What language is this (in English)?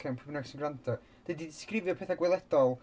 Welsh